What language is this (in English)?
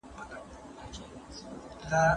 Pashto